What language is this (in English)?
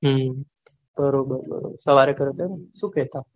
Gujarati